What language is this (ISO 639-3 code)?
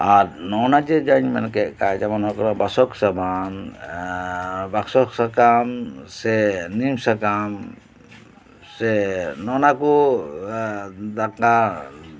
sat